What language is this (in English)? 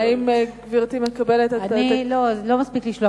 Hebrew